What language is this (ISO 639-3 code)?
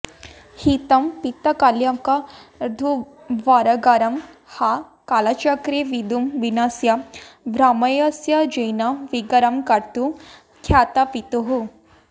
san